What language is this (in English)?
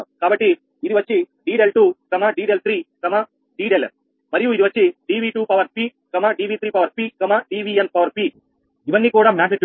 Telugu